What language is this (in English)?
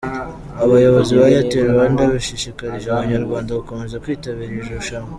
Kinyarwanda